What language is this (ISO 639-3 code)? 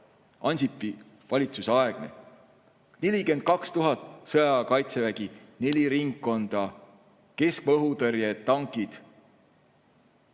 est